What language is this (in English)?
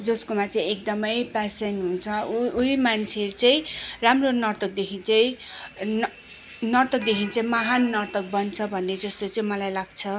Nepali